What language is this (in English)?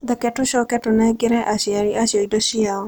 Kikuyu